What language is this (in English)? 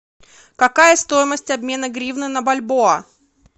Russian